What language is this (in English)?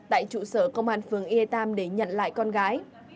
Vietnamese